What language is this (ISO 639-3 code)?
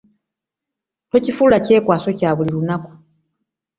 lug